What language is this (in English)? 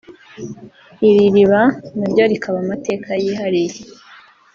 Kinyarwanda